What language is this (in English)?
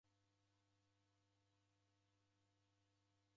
Taita